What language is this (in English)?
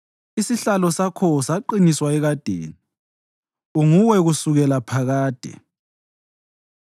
North Ndebele